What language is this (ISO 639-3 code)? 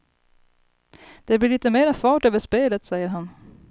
swe